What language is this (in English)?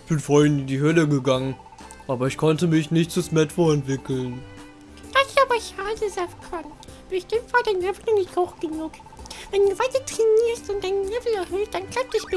German